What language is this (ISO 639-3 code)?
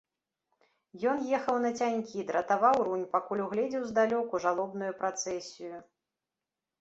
bel